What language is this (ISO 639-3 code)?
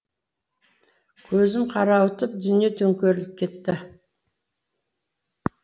kaz